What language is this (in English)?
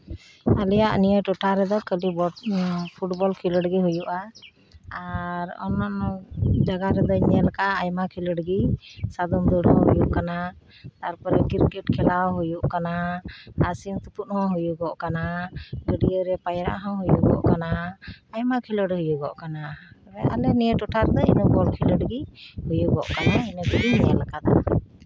Santali